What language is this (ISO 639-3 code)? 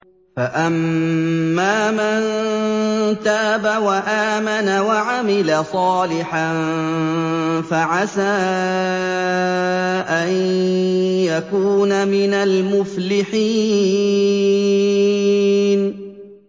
ara